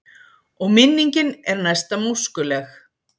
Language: Icelandic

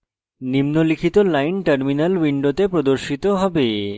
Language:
Bangla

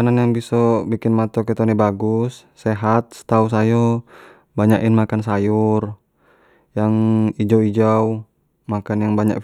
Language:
Jambi Malay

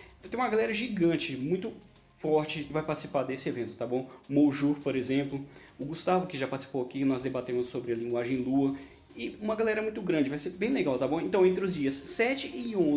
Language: Portuguese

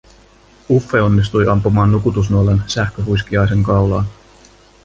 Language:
Finnish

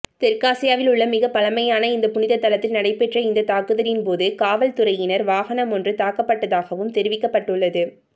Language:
Tamil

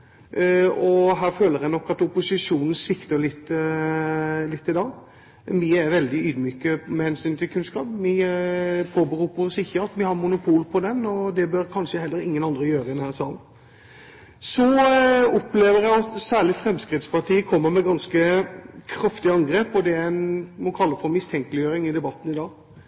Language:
Norwegian Bokmål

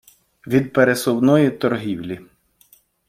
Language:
Ukrainian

